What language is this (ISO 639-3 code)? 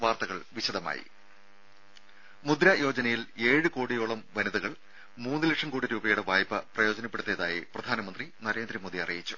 mal